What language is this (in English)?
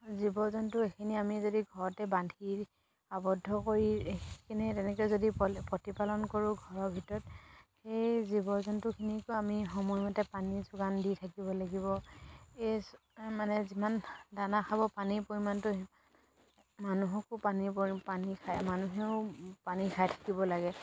Assamese